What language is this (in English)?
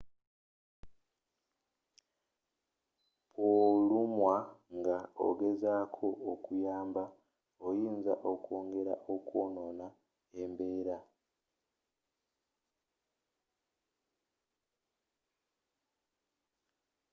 Ganda